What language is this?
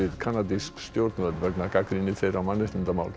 Icelandic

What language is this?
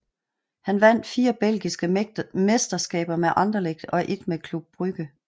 Danish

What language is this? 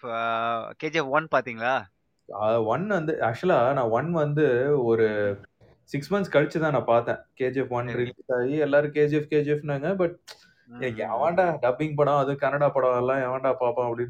Tamil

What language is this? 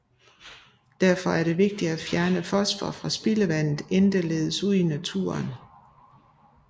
Danish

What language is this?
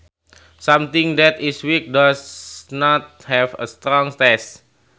Sundanese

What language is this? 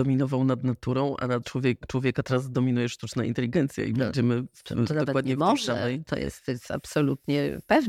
Polish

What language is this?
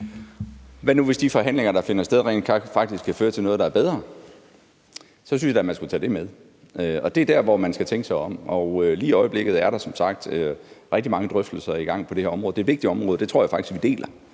Danish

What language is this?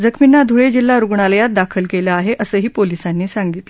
Marathi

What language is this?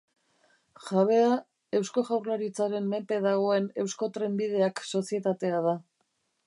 Basque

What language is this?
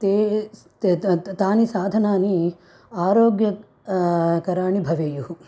Sanskrit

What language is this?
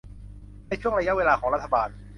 Thai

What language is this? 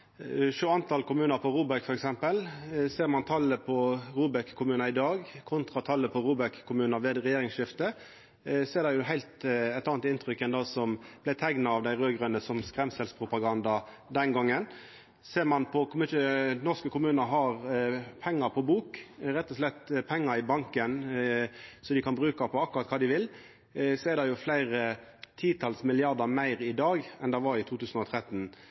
Norwegian Nynorsk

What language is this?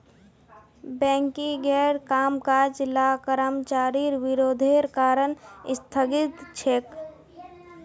Magahi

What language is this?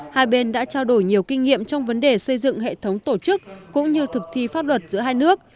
Vietnamese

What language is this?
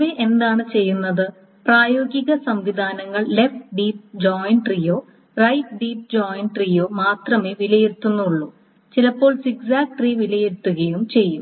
Malayalam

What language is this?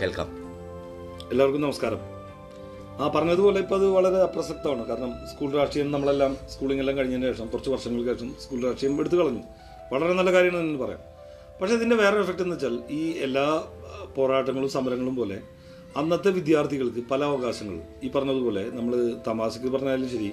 Malayalam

